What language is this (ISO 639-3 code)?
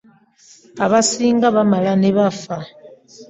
lug